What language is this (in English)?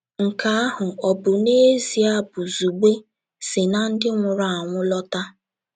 Igbo